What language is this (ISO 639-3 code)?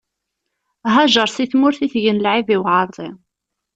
kab